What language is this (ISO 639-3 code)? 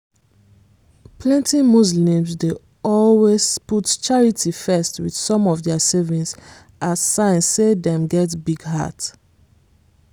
pcm